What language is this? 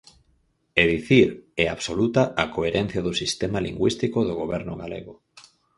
Galician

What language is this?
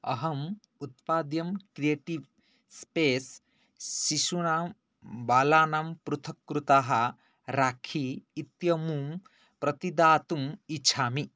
Sanskrit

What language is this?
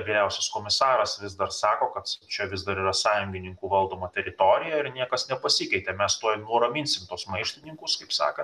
Lithuanian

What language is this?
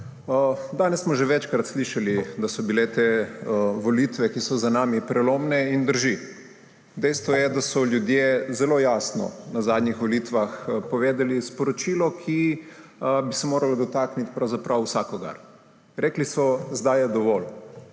Slovenian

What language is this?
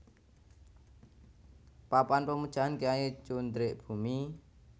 Javanese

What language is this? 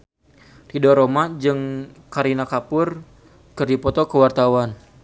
Sundanese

